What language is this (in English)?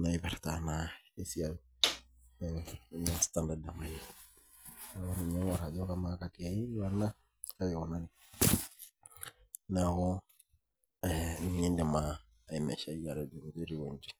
Masai